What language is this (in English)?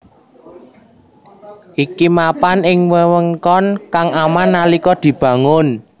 Javanese